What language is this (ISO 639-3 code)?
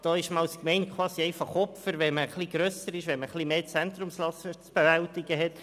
gsw